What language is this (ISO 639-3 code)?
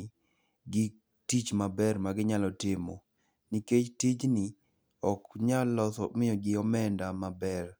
luo